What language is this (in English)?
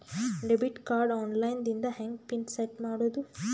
Kannada